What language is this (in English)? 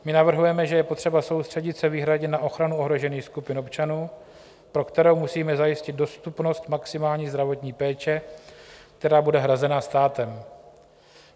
Czech